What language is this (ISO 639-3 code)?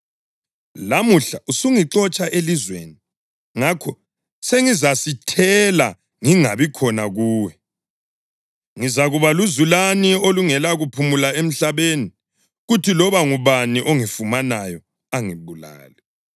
nde